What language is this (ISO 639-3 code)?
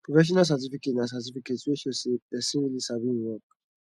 pcm